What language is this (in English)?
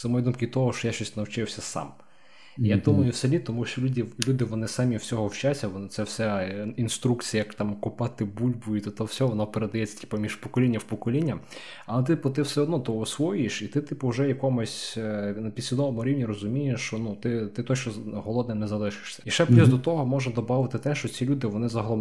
Ukrainian